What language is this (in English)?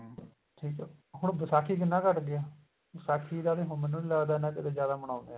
Punjabi